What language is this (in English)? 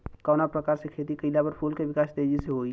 Bhojpuri